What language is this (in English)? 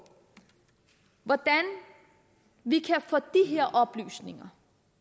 Danish